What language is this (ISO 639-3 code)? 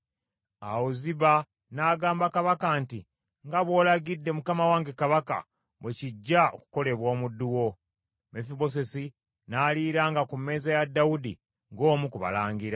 lug